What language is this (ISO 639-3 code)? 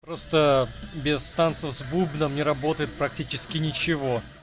rus